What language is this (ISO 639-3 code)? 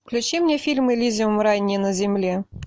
rus